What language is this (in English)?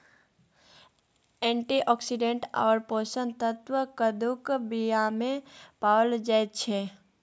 Maithili